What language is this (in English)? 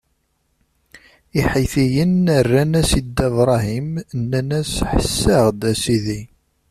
Kabyle